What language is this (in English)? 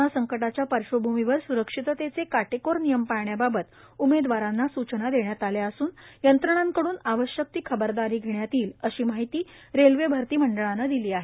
Marathi